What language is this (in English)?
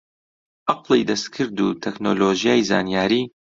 Central Kurdish